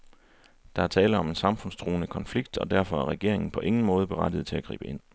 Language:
Danish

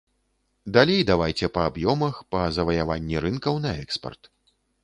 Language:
Belarusian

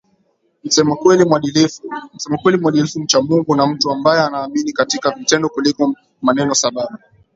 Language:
Swahili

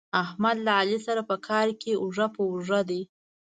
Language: Pashto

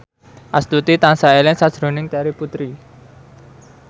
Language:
Javanese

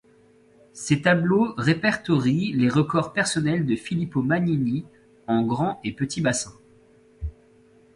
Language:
French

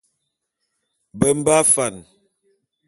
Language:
Bulu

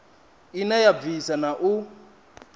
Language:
Venda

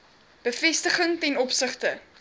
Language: Afrikaans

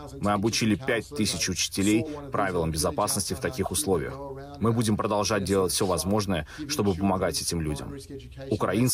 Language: Russian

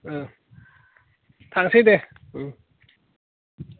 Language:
Bodo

